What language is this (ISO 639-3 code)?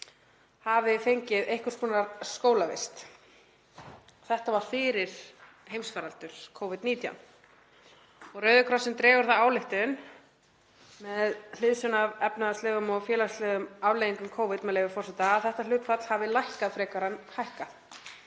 isl